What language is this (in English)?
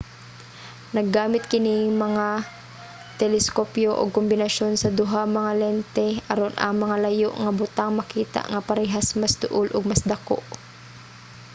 Cebuano